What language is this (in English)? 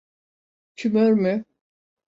Turkish